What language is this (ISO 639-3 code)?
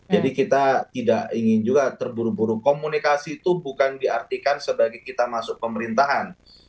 ind